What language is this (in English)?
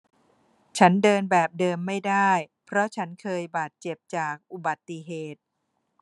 Thai